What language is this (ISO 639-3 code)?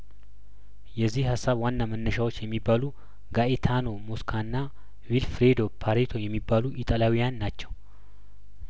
amh